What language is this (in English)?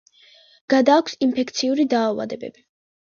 Georgian